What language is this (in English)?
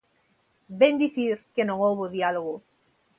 Galician